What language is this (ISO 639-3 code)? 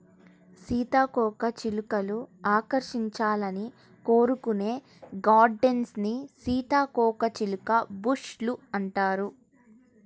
tel